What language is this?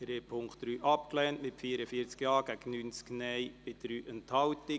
Swiss German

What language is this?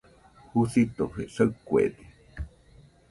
Nüpode Huitoto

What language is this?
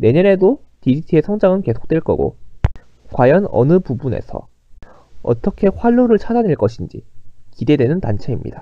Korean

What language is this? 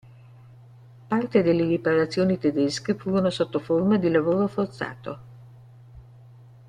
Italian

